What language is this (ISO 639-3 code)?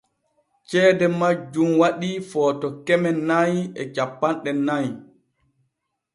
fue